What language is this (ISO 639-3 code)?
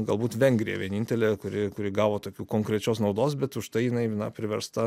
lit